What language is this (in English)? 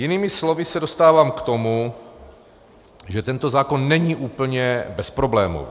Czech